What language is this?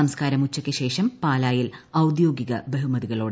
Malayalam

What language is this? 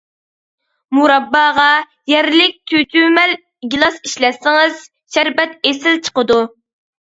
Uyghur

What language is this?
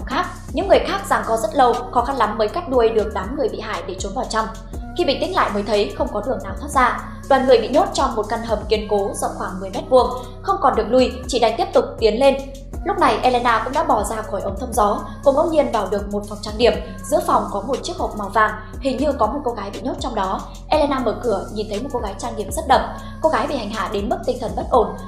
Vietnamese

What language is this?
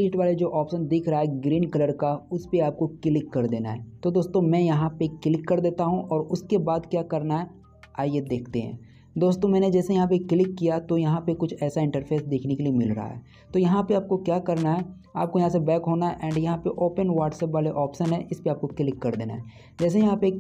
Hindi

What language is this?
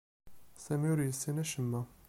Kabyle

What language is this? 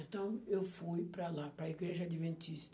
Portuguese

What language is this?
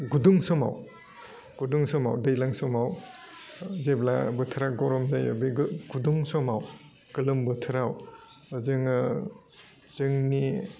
Bodo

